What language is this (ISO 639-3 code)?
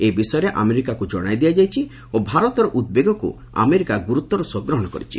ori